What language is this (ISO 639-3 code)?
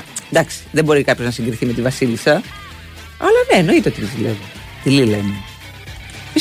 ell